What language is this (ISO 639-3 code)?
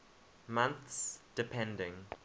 eng